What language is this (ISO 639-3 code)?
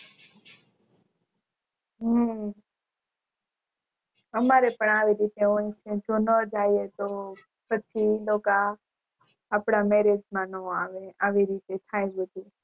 guj